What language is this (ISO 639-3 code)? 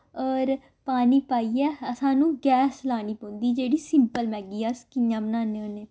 doi